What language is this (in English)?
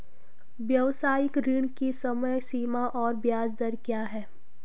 Hindi